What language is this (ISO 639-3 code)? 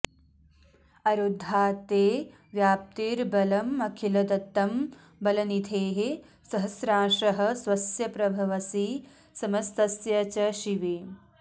san